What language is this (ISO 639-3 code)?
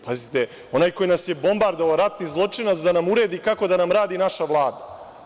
srp